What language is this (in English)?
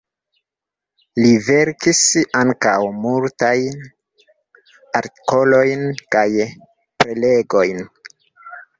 Esperanto